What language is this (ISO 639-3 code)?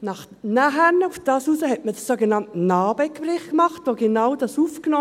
gsw